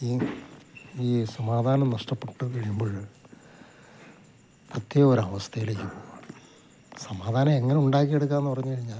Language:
Malayalam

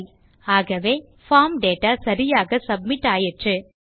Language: Tamil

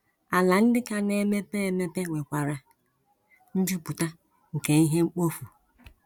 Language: Igbo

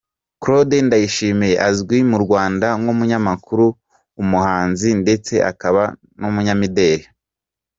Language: Kinyarwanda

